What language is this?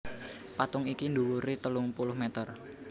Javanese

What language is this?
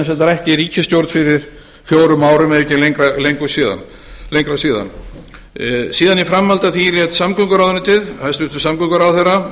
Icelandic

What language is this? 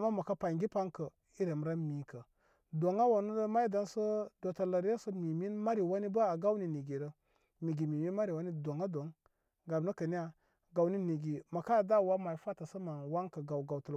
Koma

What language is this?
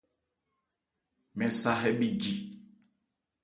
Ebrié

